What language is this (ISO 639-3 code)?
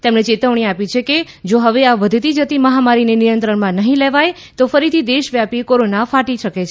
guj